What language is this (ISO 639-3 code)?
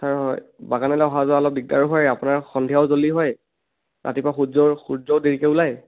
asm